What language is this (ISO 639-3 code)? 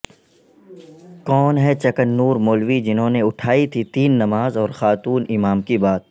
urd